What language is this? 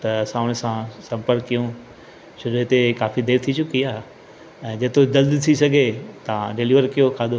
Sindhi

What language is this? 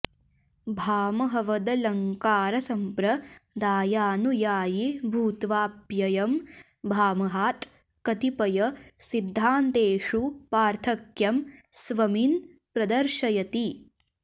Sanskrit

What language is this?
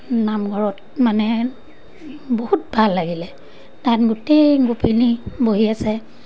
Assamese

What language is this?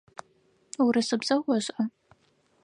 Adyghe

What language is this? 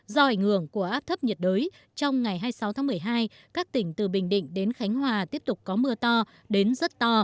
Vietnamese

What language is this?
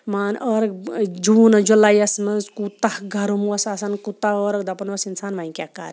Kashmiri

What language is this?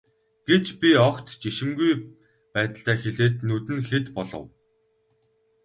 Mongolian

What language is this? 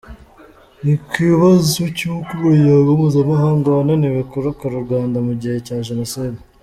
Kinyarwanda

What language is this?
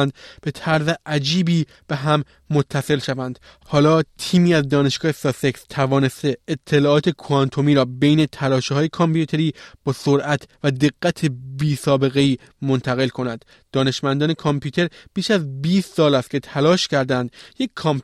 Persian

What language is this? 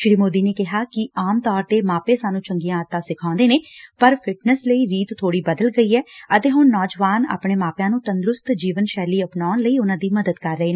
Punjabi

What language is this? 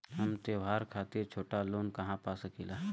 Bhojpuri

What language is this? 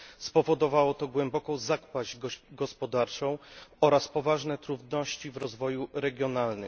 Polish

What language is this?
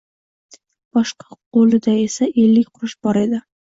Uzbek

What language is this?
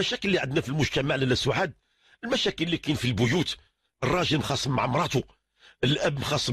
Arabic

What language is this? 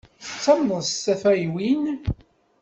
Kabyle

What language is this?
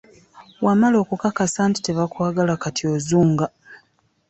Ganda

